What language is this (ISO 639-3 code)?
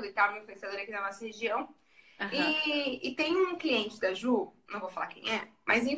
por